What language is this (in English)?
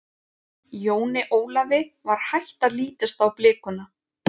Icelandic